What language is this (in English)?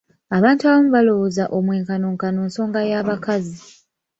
Ganda